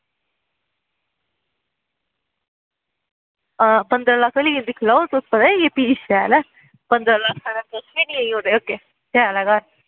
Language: Dogri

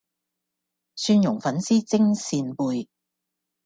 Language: Cantonese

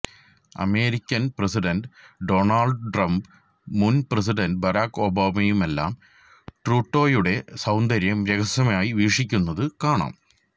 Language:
Malayalam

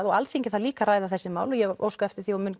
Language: Icelandic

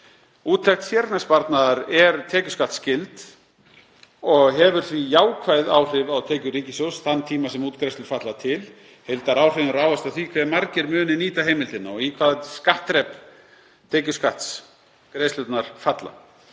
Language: Icelandic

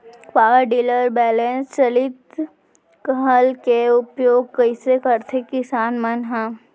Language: Chhattisgarhi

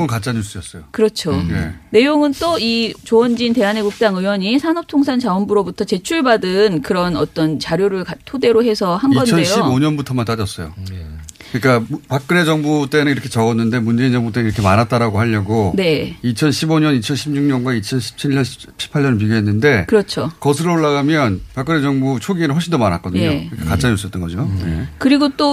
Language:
Korean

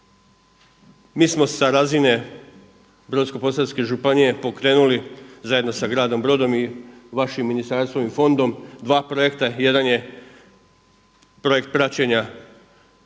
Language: Croatian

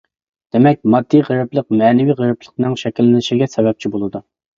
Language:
Uyghur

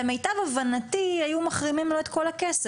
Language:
Hebrew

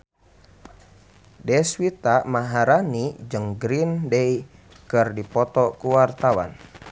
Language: Sundanese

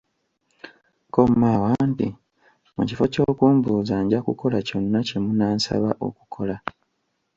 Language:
Ganda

